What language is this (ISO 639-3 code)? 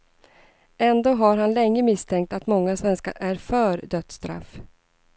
swe